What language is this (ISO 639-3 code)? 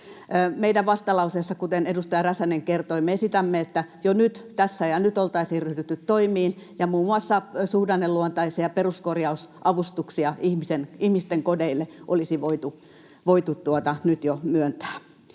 fin